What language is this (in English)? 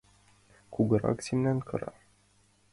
Mari